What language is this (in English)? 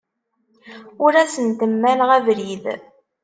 Kabyle